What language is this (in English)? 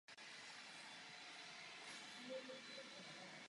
Czech